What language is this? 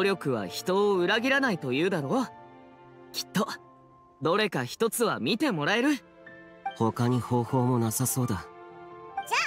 Japanese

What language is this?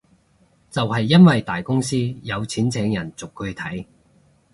Cantonese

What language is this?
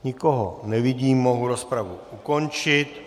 Czech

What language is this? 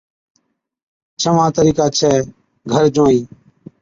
Od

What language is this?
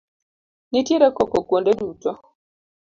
Luo (Kenya and Tanzania)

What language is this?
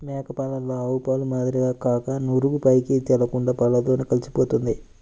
Telugu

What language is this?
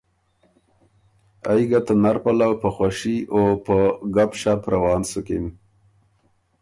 Ormuri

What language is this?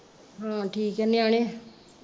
Punjabi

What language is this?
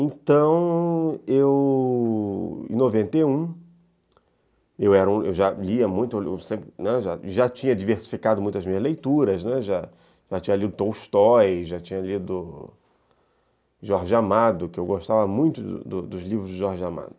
Portuguese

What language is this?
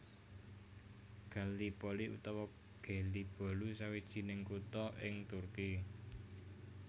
Javanese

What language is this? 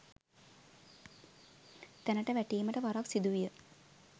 Sinhala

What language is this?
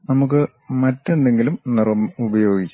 Malayalam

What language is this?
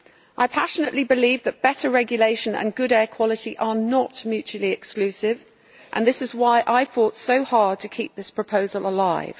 English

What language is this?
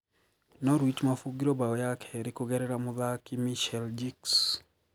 Kikuyu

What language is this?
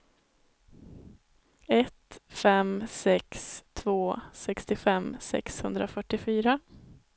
Swedish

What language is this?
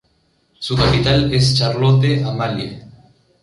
Spanish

